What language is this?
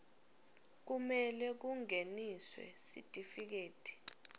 Swati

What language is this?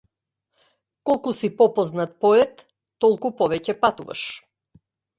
Macedonian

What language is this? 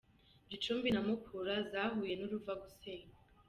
Kinyarwanda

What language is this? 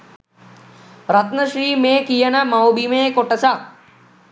Sinhala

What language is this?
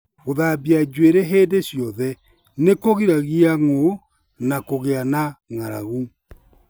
Kikuyu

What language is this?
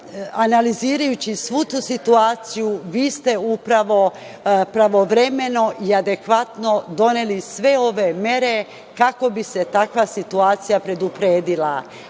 Serbian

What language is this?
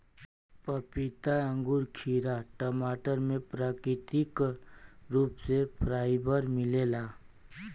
Bhojpuri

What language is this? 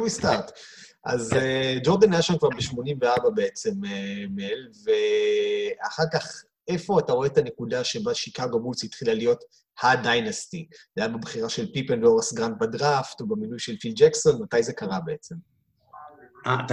Hebrew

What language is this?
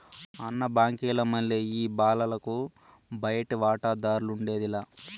Telugu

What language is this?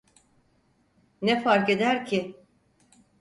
Turkish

